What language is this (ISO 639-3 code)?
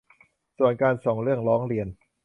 tha